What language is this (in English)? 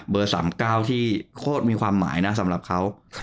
Thai